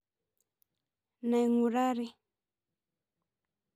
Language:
Masai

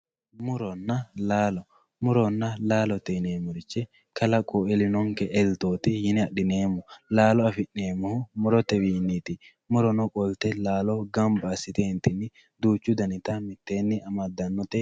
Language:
Sidamo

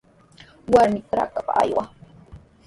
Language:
Sihuas Ancash Quechua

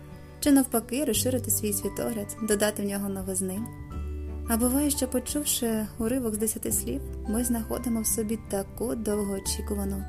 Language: Ukrainian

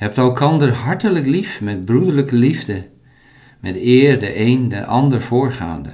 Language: Dutch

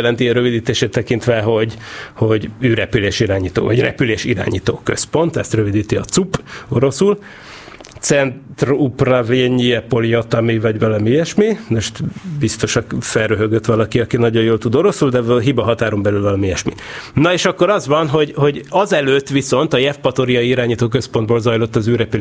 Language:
Hungarian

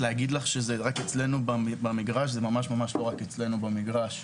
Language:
Hebrew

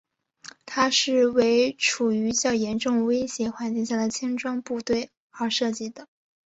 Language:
Chinese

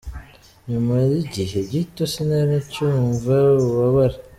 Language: Kinyarwanda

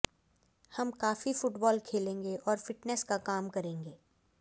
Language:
Hindi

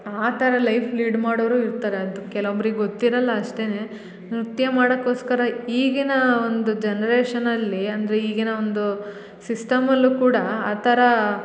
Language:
Kannada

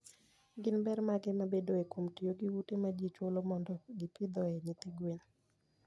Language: Luo (Kenya and Tanzania)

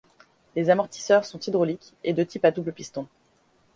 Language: French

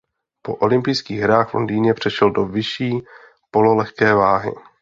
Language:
Czech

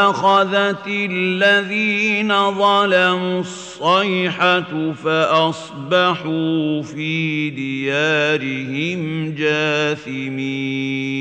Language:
Arabic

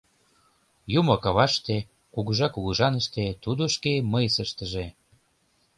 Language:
Mari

